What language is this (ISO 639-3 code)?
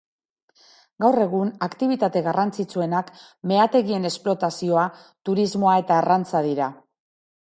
eus